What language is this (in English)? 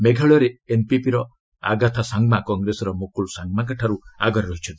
Odia